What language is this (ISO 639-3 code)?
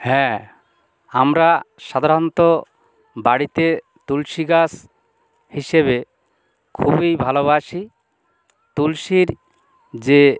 ben